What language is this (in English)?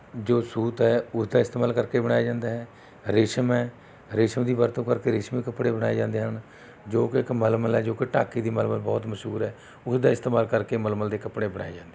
Punjabi